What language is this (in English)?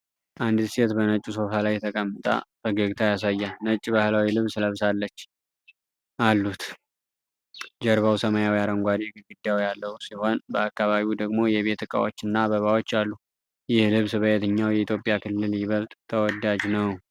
Amharic